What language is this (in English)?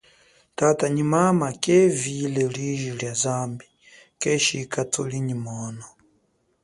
Chokwe